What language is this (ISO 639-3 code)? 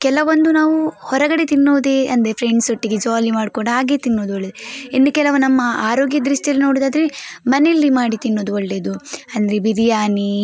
kan